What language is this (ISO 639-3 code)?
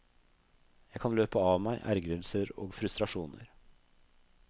nor